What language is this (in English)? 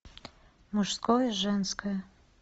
Russian